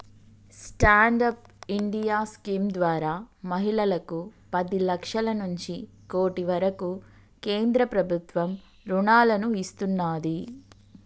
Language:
Telugu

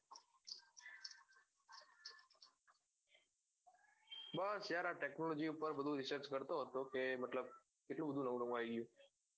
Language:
Gujarati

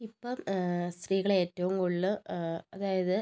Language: Malayalam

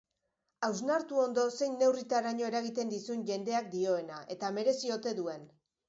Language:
Basque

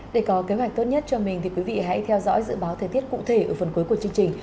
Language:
Vietnamese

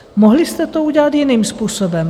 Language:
Czech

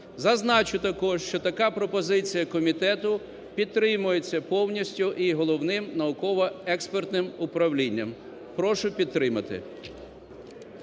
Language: Ukrainian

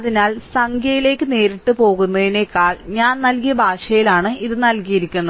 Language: Malayalam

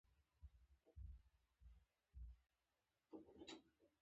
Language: Pashto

